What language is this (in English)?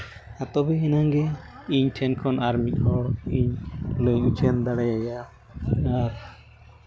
Santali